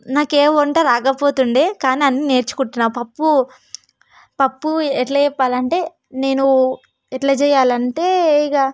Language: Telugu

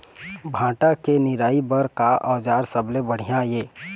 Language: Chhattisgarhi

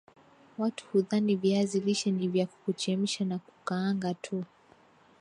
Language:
Swahili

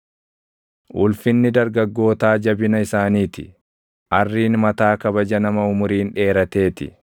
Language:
Oromo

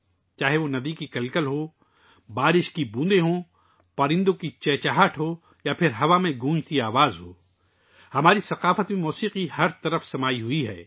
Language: Urdu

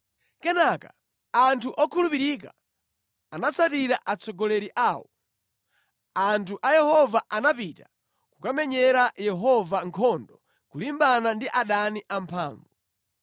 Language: Nyanja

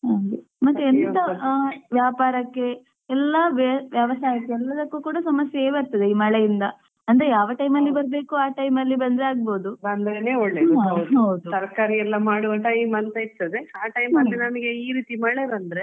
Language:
Kannada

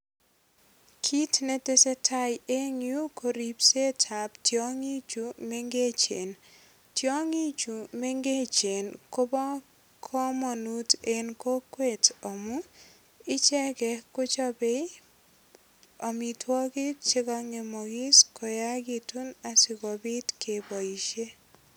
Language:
Kalenjin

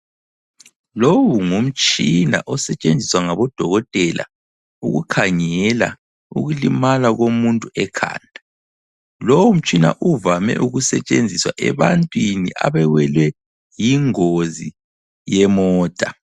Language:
North Ndebele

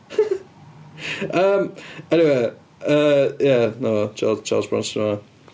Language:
Welsh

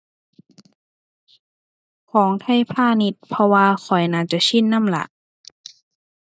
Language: Thai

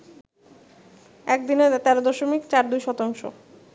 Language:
Bangla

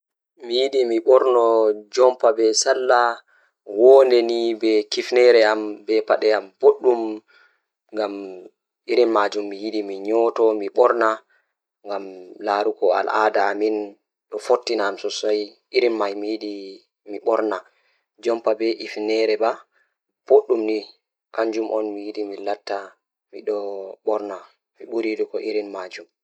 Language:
Fula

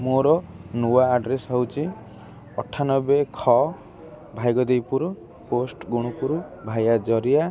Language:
Odia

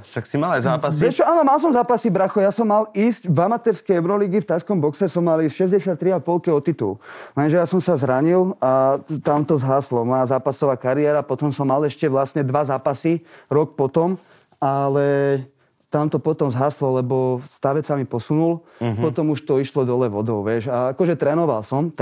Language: Slovak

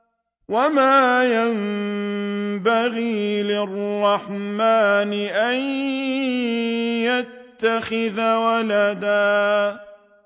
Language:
Arabic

